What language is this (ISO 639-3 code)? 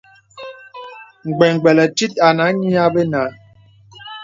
beb